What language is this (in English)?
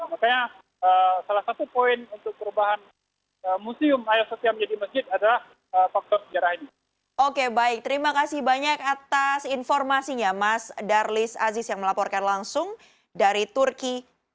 Indonesian